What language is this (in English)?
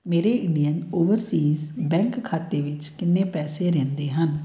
Punjabi